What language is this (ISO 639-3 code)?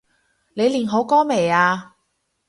yue